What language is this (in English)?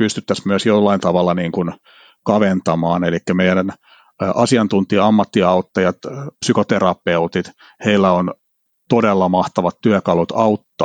Finnish